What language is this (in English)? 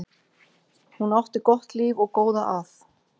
Icelandic